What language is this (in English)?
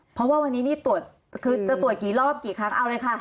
Thai